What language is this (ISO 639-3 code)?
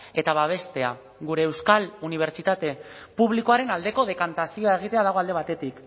eus